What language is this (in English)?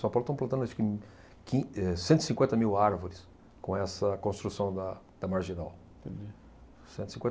Portuguese